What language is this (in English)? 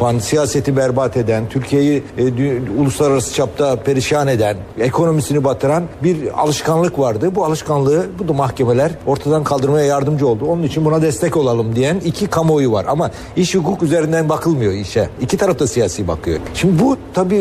Turkish